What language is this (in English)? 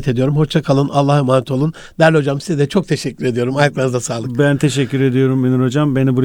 Turkish